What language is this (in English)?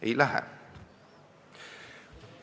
Estonian